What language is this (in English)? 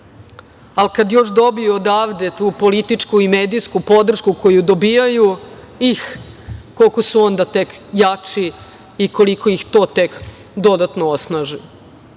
Serbian